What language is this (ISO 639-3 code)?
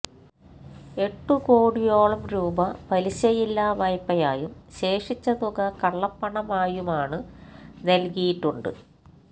mal